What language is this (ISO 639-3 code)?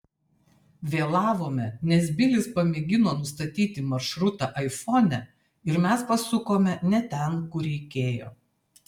lit